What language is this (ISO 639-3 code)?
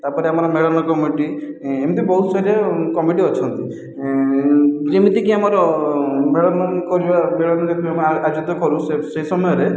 ori